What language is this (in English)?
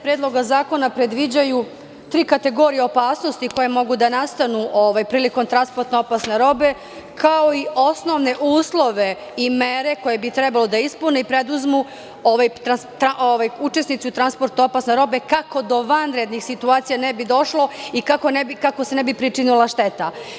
Serbian